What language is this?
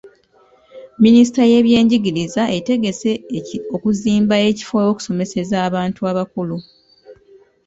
Ganda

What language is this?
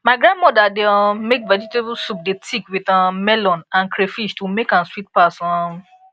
Nigerian Pidgin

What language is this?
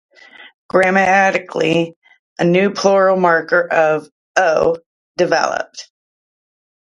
English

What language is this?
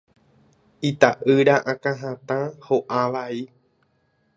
Guarani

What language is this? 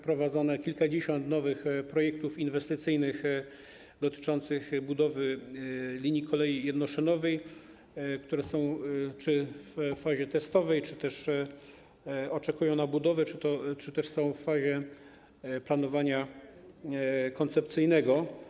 Polish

